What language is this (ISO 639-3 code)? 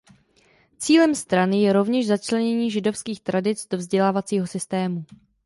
ces